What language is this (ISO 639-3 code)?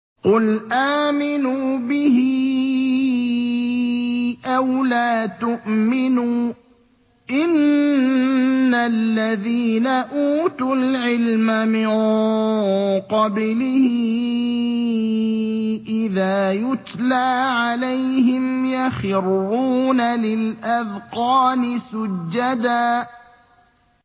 ara